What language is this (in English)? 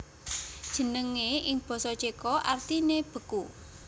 Javanese